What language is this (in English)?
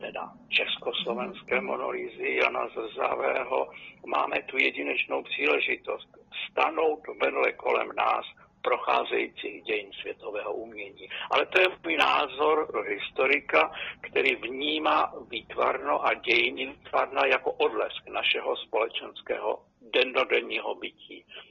Czech